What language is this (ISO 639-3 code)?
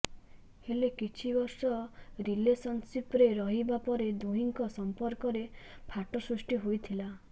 ori